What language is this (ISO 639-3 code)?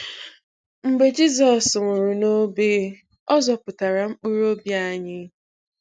ibo